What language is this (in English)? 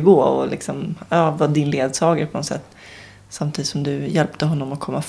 Swedish